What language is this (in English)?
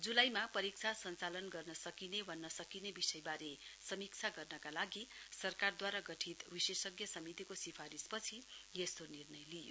Nepali